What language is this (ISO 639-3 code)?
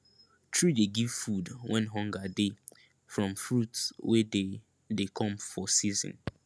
pcm